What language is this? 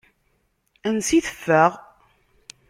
Kabyle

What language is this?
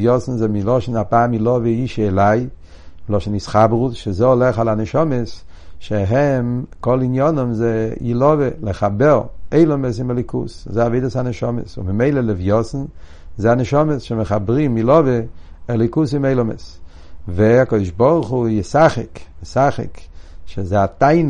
Hebrew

